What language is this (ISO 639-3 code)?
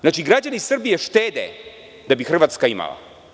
srp